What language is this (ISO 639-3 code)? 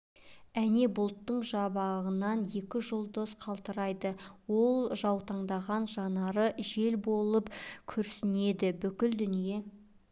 kaz